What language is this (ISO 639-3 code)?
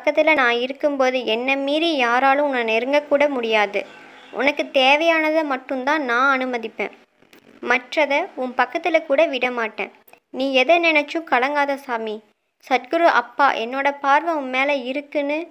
ron